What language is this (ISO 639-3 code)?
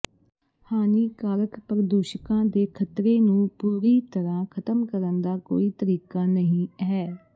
pan